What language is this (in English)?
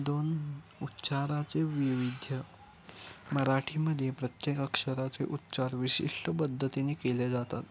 Marathi